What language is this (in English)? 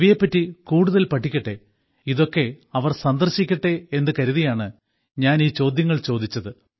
Malayalam